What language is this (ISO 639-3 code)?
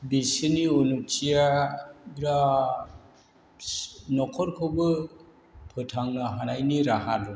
brx